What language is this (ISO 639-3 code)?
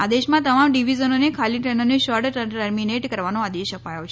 guj